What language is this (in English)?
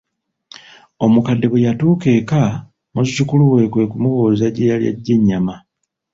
Ganda